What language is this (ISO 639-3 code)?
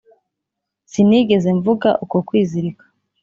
kin